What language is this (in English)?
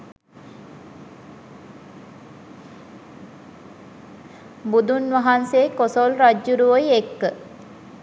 Sinhala